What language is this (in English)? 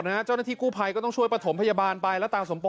Thai